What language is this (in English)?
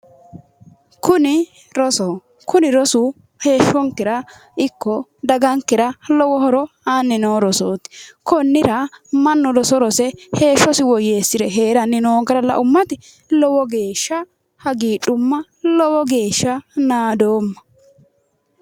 Sidamo